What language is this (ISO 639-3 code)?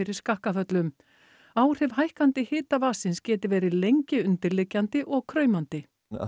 isl